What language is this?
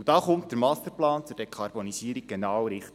Swiss German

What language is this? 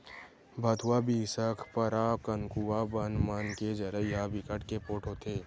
Chhattisgarhi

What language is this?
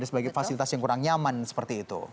Indonesian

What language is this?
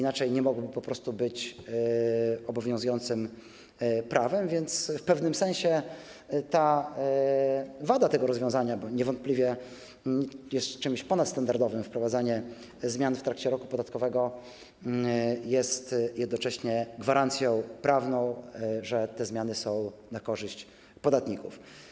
Polish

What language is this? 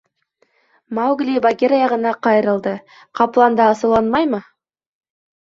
Bashkir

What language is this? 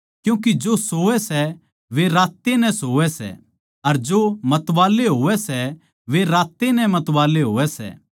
Haryanvi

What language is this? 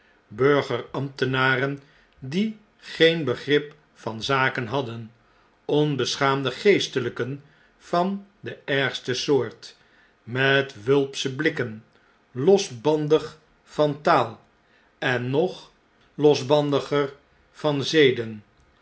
Dutch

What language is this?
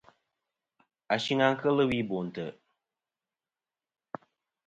Kom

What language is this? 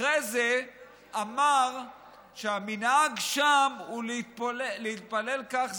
Hebrew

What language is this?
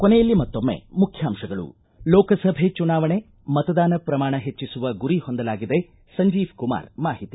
Kannada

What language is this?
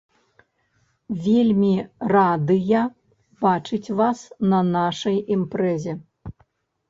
Belarusian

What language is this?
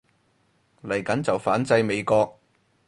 Cantonese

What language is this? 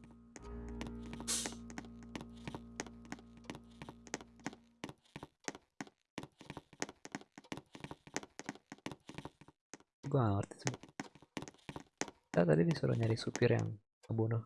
Indonesian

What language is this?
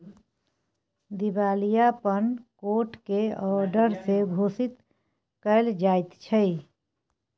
Maithili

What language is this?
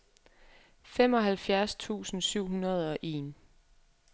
Danish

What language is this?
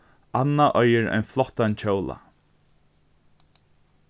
Faroese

